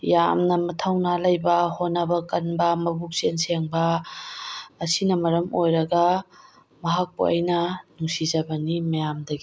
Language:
Manipuri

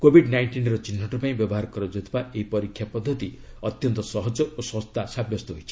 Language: Odia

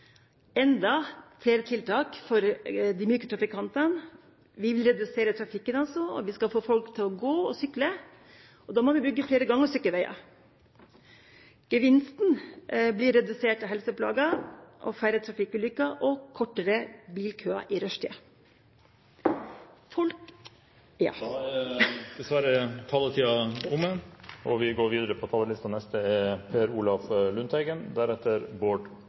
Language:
Norwegian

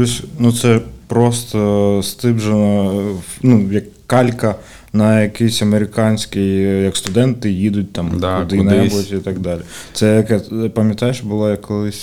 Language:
Ukrainian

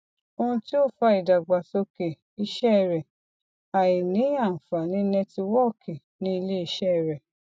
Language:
Yoruba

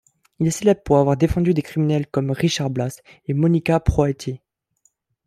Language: French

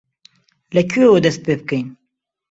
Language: Central Kurdish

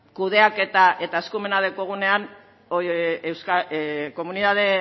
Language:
Basque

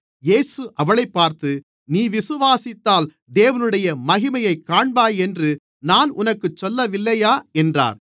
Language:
Tamil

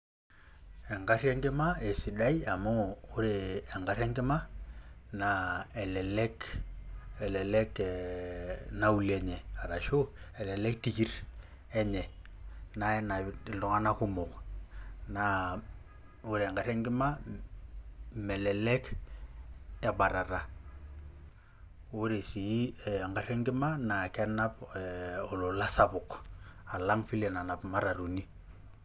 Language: Masai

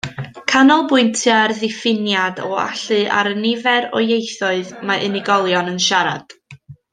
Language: Welsh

